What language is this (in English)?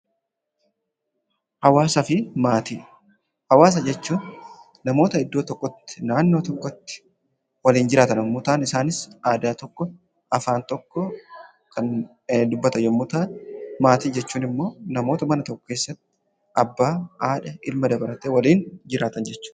Oromo